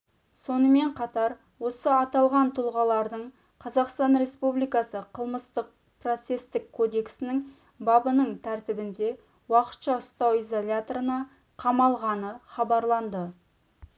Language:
Kazakh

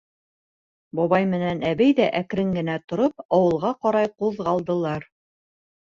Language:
Bashkir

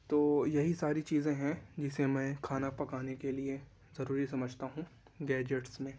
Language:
Urdu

